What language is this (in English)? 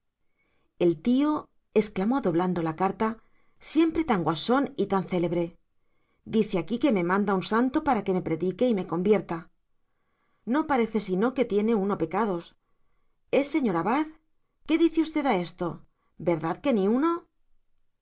Spanish